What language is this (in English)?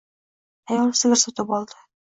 Uzbek